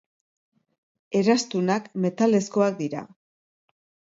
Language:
Basque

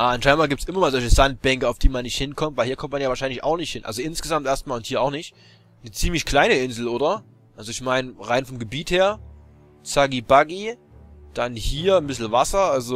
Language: German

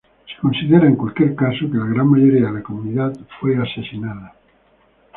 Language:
Spanish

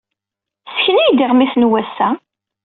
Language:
Kabyle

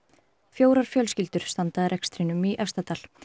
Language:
Icelandic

